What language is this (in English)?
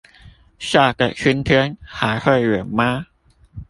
Chinese